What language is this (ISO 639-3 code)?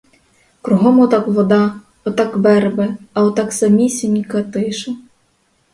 ukr